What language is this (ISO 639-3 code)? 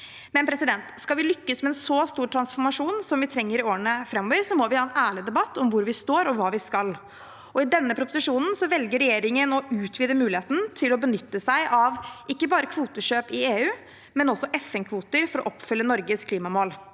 nor